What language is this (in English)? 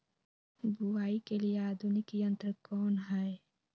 Magahi